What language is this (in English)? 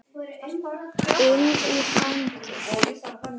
Icelandic